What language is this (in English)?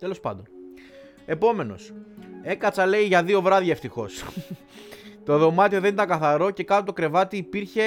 Greek